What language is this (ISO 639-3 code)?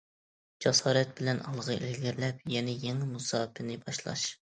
uig